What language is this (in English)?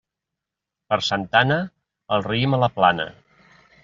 Catalan